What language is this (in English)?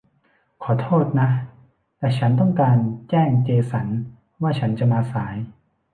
Thai